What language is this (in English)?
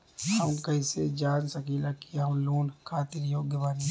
Bhojpuri